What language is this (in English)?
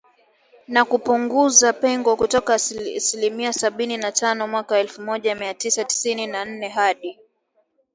Swahili